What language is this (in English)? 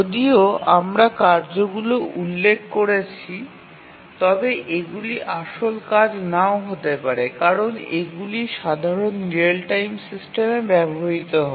Bangla